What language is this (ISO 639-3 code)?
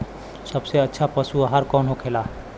bho